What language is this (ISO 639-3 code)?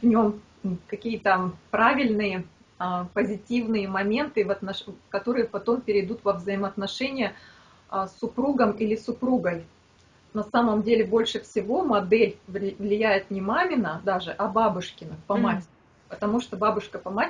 rus